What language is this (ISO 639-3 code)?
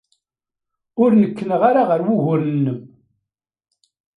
kab